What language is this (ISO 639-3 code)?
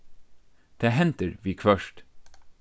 fao